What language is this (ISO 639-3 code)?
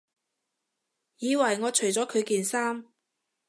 yue